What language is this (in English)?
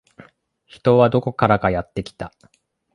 Japanese